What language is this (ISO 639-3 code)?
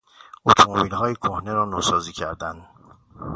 fas